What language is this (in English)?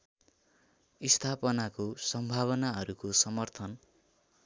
Nepali